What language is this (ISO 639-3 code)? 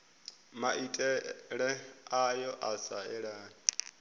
ven